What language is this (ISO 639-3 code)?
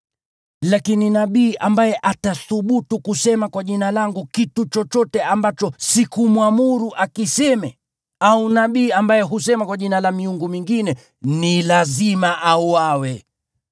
swa